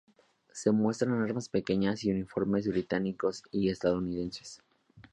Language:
Spanish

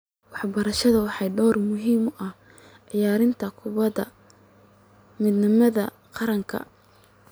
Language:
Somali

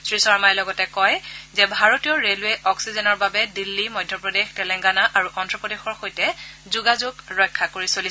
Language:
Assamese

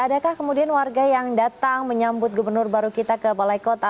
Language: Indonesian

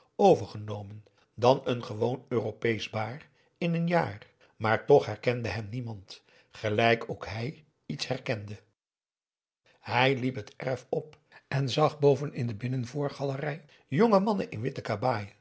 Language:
Dutch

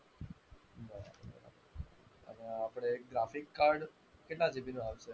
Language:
Gujarati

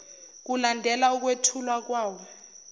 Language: Zulu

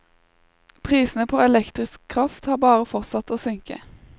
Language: Norwegian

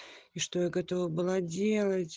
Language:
Russian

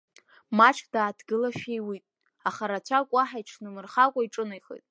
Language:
Abkhazian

